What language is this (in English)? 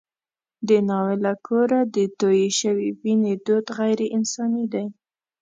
Pashto